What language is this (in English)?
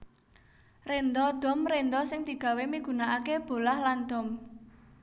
Javanese